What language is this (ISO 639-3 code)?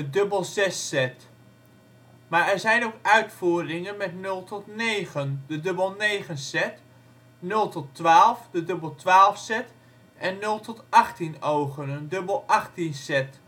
nld